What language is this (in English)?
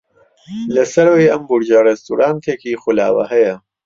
Central Kurdish